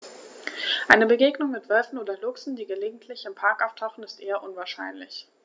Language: German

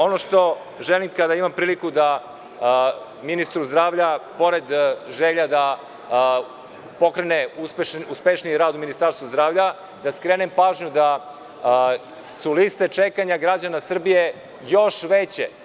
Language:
Serbian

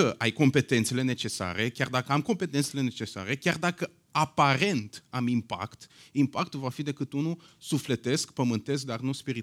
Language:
Romanian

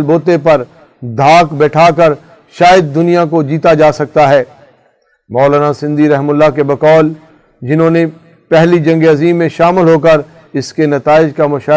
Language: Urdu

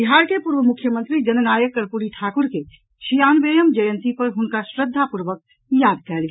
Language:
Maithili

